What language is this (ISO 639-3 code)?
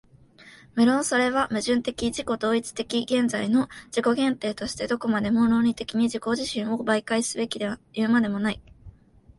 jpn